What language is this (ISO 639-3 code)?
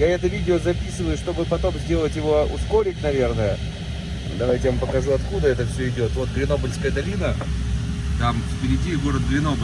rus